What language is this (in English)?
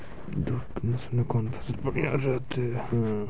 Maithili